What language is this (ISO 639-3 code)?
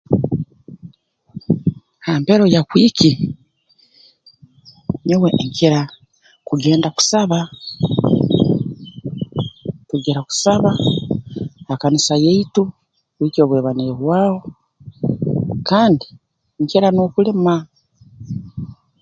ttj